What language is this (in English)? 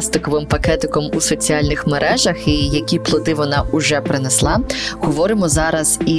Ukrainian